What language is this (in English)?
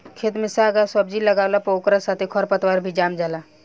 Bhojpuri